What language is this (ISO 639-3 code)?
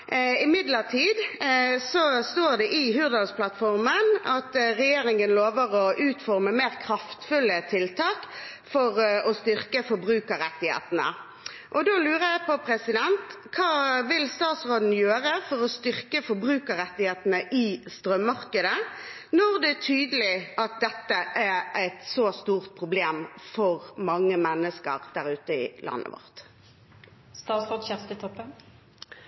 nob